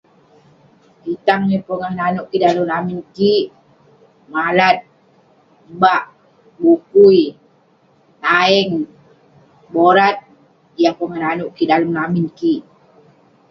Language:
Western Penan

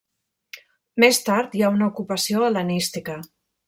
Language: Catalan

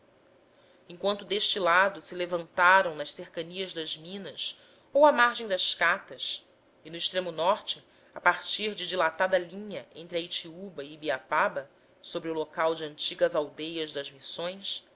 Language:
Portuguese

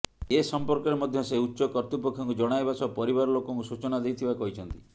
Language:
Odia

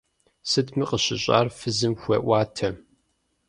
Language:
Kabardian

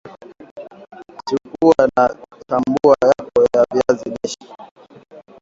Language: Swahili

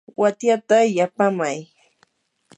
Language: Yanahuanca Pasco Quechua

